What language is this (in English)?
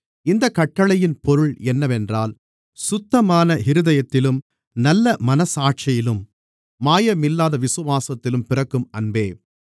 Tamil